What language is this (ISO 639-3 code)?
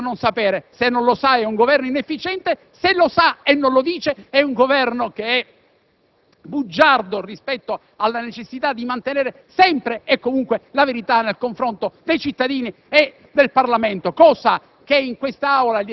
ita